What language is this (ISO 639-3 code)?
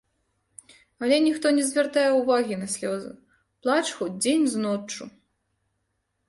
bel